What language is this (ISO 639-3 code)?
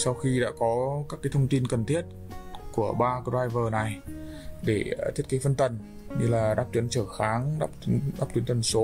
vie